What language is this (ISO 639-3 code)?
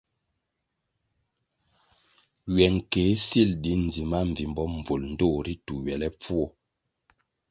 nmg